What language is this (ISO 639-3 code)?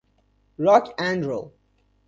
fas